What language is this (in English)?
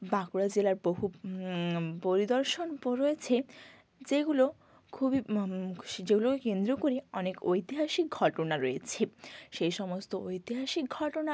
Bangla